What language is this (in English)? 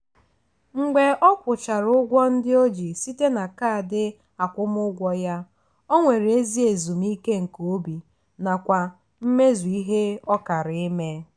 Igbo